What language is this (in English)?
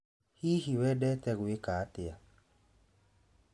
Kikuyu